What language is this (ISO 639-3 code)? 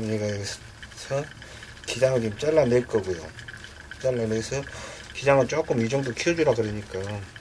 kor